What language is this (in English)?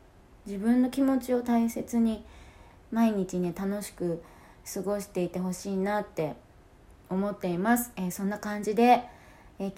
Japanese